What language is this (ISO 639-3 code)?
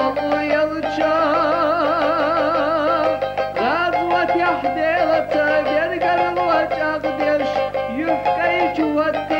tur